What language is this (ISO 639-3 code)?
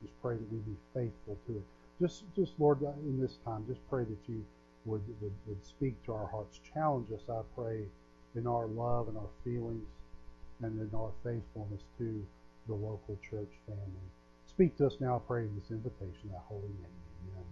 eng